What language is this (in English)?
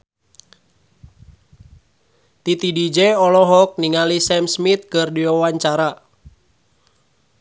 Sundanese